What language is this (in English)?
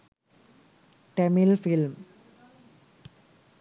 Sinhala